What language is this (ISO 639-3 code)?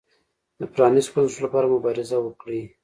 pus